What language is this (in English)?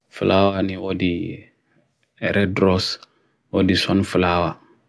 Bagirmi Fulfulde